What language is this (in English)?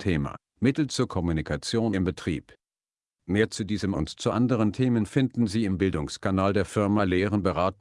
German